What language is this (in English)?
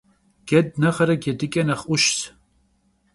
Kabardian